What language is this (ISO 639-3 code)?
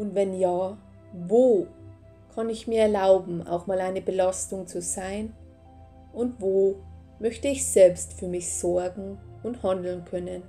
deu